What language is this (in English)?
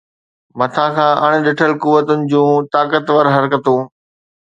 Sindhi